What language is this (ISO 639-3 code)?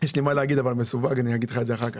heb